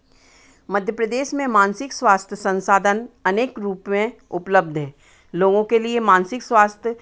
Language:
Hindi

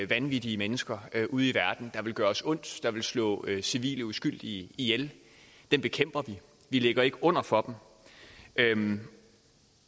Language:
Danish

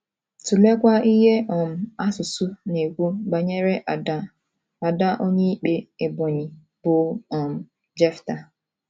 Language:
Igbo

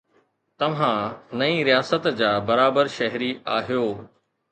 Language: Sindhi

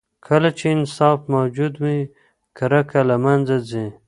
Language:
Pashto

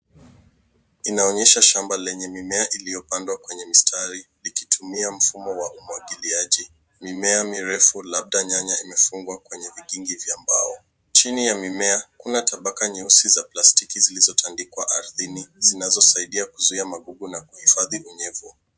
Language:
Swahili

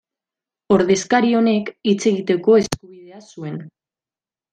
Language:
Basque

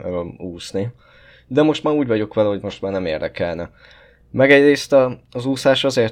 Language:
Hungarian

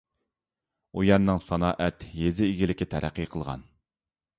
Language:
Uyghur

